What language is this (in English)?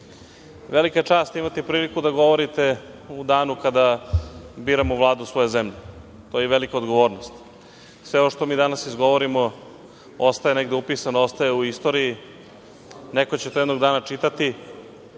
Serbian